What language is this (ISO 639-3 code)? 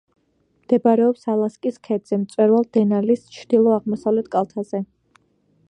kat